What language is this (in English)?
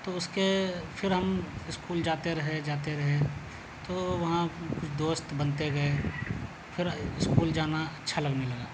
Urdu